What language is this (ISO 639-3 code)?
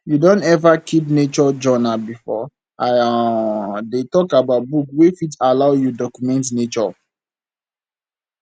pcm